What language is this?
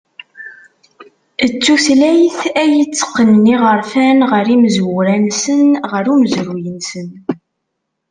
Kabyle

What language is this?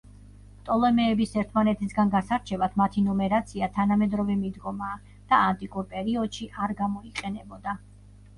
Georgian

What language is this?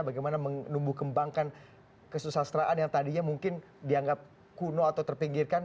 Indonesian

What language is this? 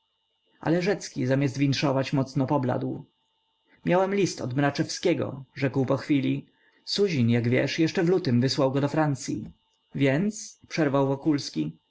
Polish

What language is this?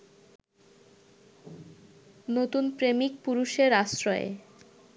Bangla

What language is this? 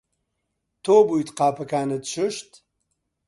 Central Kurdish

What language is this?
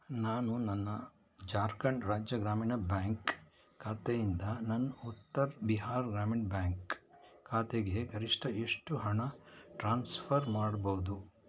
Kannada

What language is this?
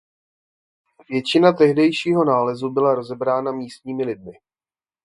Czech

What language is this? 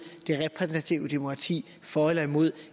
Danish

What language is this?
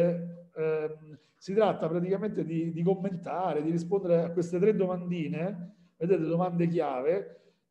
Italian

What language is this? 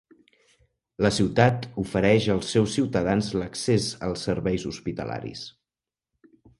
Catalan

